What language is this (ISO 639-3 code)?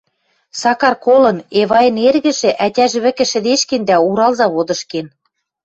mrj